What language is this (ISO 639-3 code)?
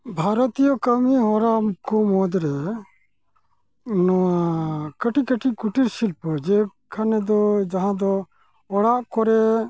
sat